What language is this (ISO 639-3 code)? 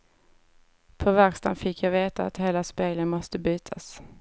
swe